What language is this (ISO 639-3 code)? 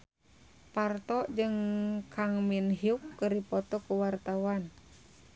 sun